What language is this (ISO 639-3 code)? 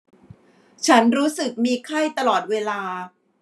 tha